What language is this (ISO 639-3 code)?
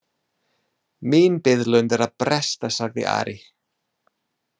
isl